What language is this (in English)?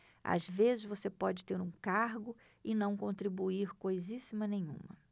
Portuguese